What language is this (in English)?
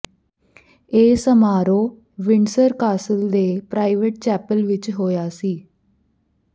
Punjabi